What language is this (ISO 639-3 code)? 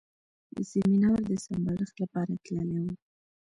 pus